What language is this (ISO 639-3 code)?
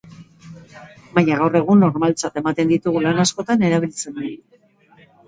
eus